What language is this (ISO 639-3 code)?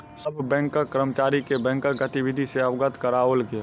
mai